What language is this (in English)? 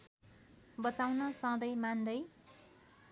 Nepali